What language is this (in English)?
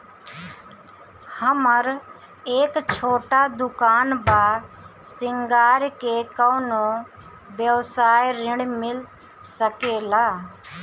Bhojpuri